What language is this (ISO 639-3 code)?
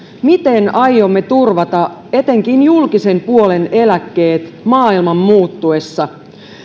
fin